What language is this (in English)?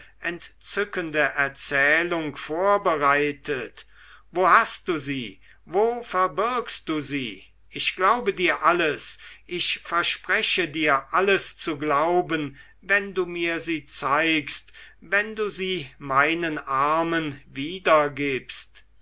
German